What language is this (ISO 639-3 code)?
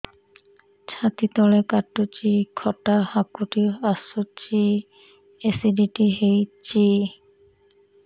ori